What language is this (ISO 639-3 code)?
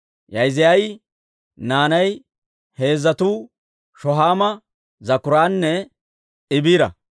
dwr